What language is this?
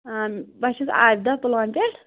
Kashmiri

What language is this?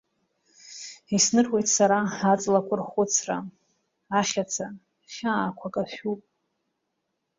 Abkhazian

